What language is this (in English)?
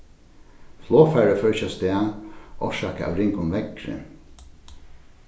Faroese